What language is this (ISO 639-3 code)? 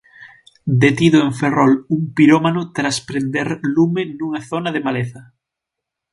glg